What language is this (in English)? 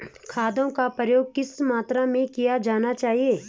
Hindi